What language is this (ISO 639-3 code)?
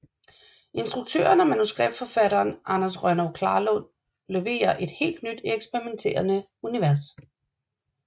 dan